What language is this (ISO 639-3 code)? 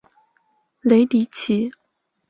zho